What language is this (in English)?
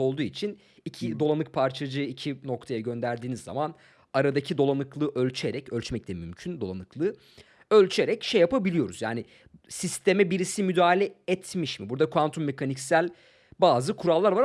Turkish